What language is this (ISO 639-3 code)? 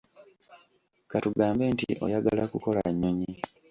lug